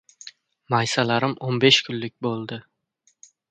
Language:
Uzbek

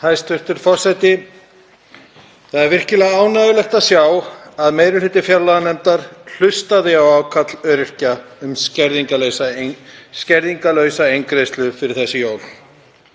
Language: Icelandic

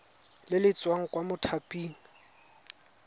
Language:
Tswana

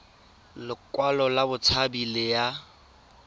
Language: Tswana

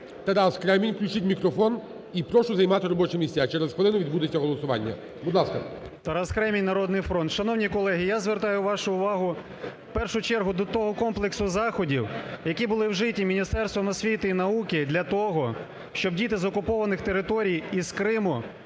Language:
Ukrainian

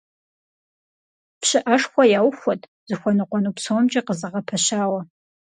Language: Kabardian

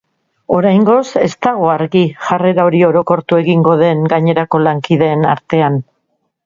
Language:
Basque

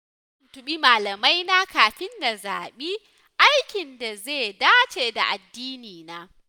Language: Hausa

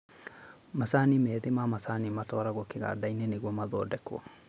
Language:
Kikuyu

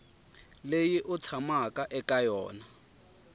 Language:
Tsonga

